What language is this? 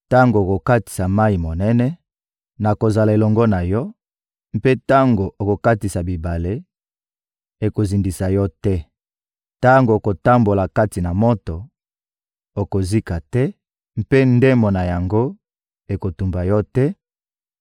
Lingala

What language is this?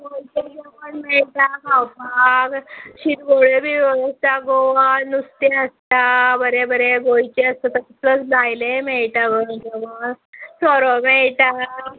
Konkani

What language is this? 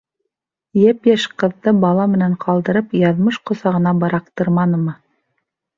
Bashkir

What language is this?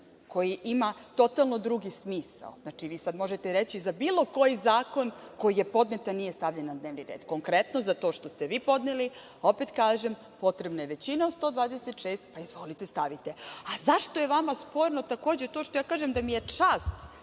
Serbian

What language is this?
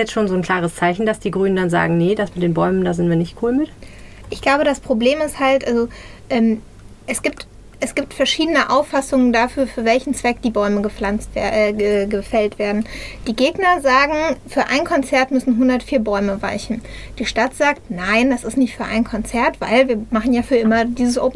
German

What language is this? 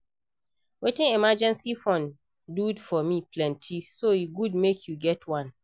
Nigerian Pidgin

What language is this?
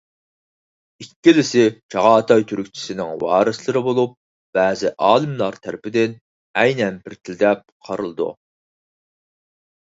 Uyghur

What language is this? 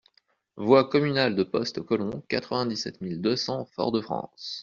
French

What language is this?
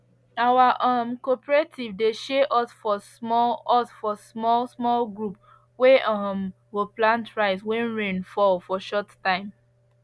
Nigerian Pidgin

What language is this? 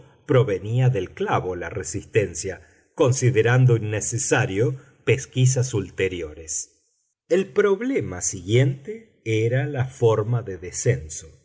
Spanish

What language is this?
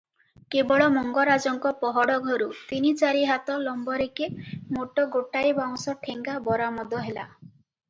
Odia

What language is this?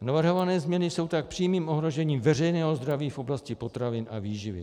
Czech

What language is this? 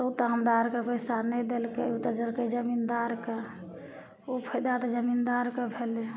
Maithili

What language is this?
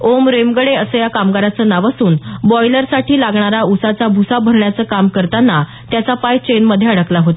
Marathi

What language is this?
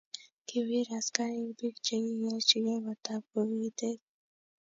Kalenjin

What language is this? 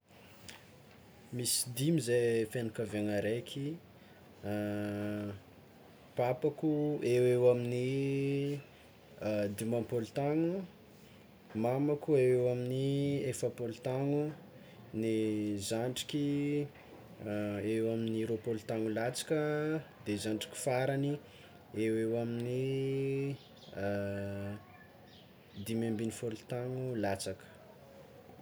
Tsimihety Malagasy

